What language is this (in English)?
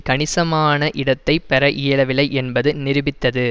Tamil